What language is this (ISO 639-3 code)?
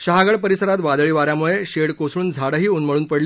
mar